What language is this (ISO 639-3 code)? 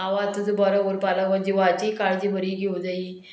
kok